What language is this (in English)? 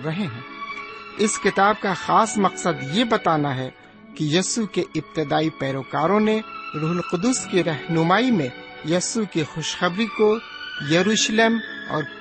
Urdu